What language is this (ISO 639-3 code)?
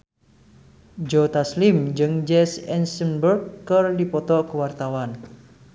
sun